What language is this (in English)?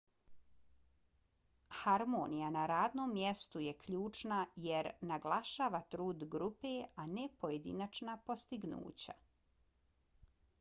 Bosnian